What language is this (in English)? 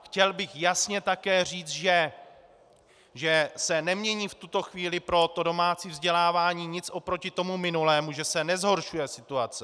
Czech